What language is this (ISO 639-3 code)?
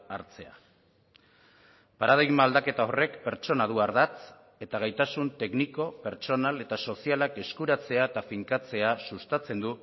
eus